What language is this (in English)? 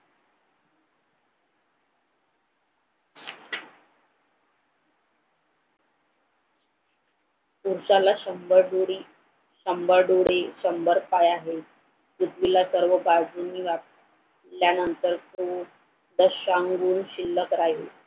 Marathi